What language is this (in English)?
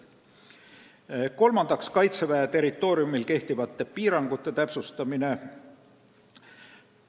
Estonian